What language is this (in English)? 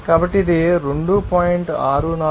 Telugu